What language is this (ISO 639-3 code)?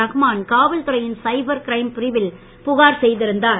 tam